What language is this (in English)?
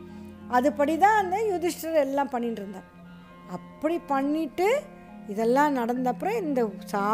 Tamil